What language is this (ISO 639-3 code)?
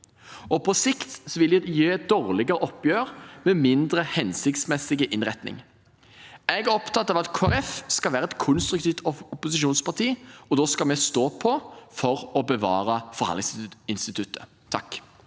nor